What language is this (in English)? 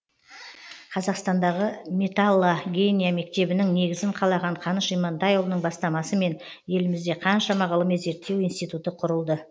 Kazakh